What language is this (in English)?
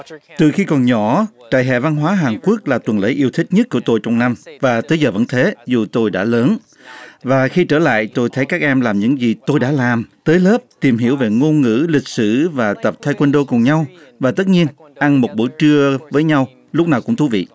Vietnamese